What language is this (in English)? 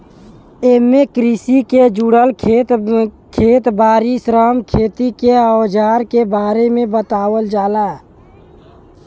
Bhojpuri